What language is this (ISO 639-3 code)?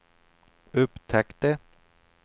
swe